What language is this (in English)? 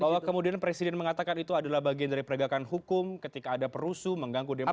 Indonesian